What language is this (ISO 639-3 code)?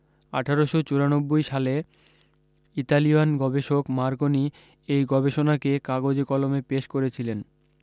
ben